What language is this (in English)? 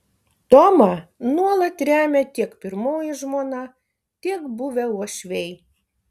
Lithuanian